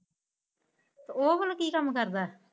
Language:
Punjabi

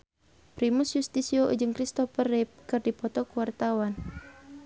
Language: Sundanese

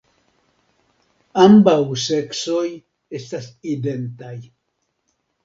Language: Esperanto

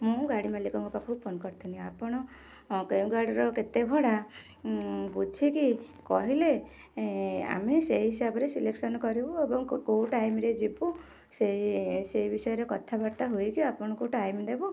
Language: Odia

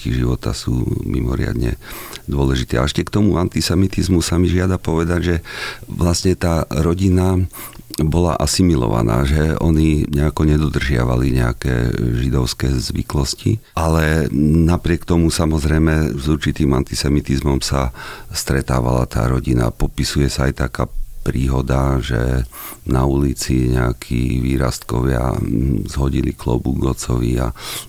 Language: Slovak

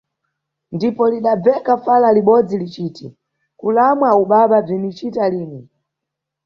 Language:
Nyungwe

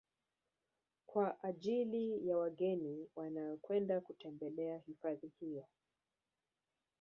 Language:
Swahili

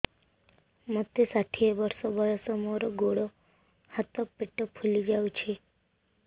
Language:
Odia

